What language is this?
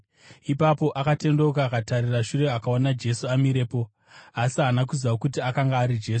Shona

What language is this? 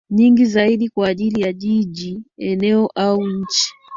Swahili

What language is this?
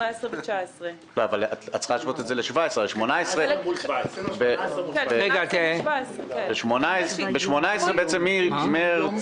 Hebrew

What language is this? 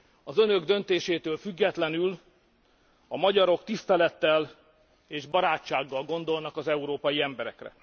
Hungarian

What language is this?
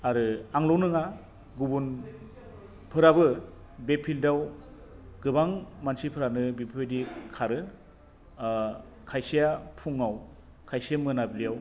Bodo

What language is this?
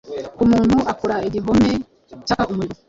Kinyarwanda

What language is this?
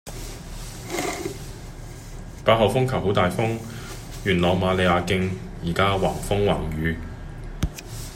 Cantonese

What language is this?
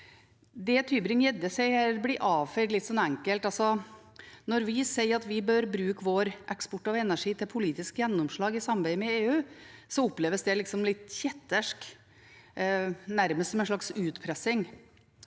Norwegian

